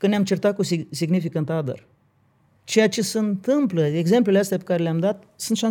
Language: Romanian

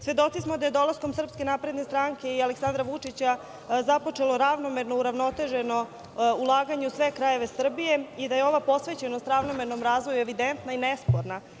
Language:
Serbian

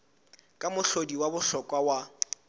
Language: Southern Sotho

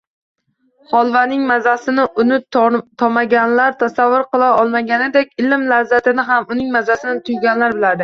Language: Uzbek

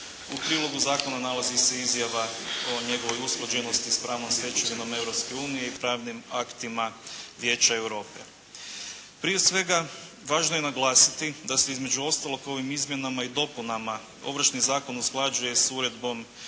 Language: Croatian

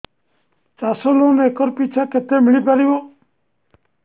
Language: Odia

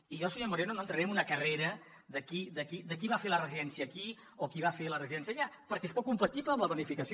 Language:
Catalan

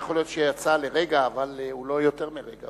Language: Hebrew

